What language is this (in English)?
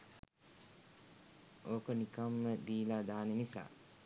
Sinhala